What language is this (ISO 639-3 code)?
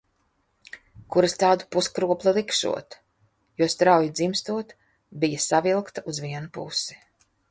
lav